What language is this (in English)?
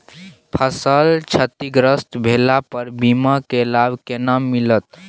Maithili